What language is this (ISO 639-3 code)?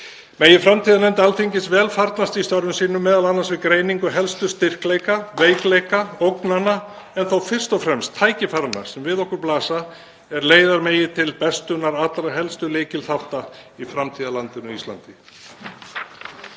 isl